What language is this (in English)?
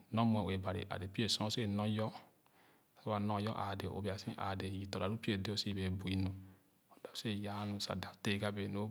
Khana